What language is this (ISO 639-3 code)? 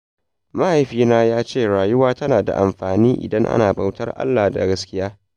hau